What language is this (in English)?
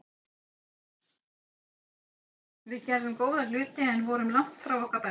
Icelandic